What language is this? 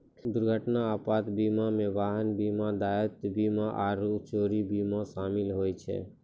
Maithili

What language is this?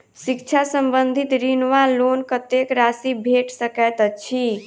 Maithili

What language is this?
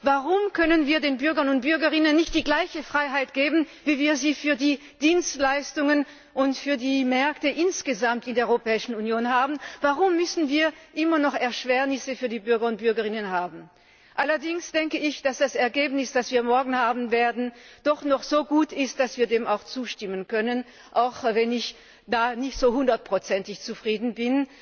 German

